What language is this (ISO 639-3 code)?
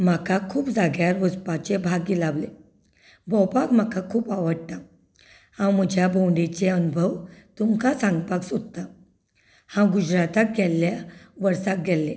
kok